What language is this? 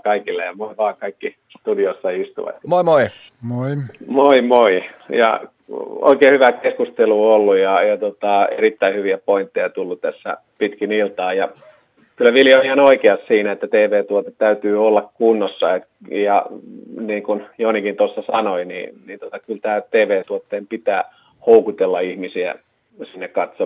Finnish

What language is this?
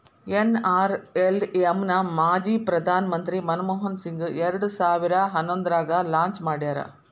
Kannada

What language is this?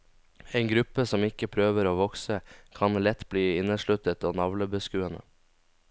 Norwegian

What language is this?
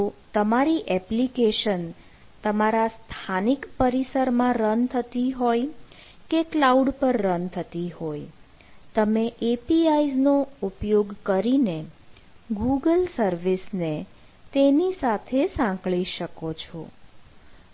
Gujarati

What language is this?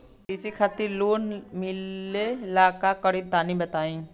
Bhojpuri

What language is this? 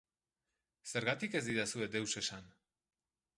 Basque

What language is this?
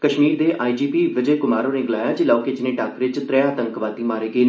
Dogri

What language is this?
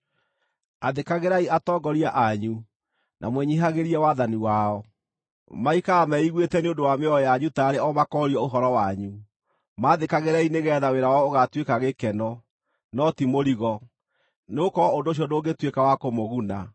Kikuyu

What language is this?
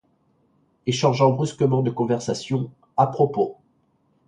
French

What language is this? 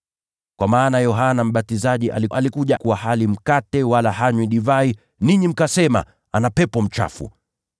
Swahili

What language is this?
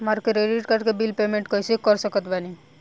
Bhojpuri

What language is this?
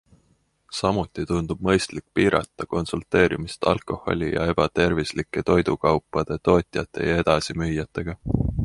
Estonian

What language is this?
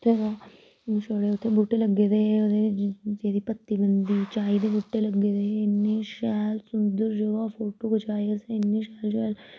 Dogri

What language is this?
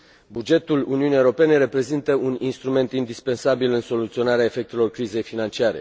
Romanian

